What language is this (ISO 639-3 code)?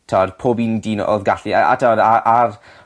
cym